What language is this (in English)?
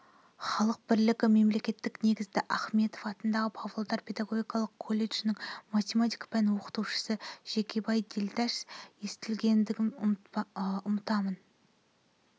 Kazakh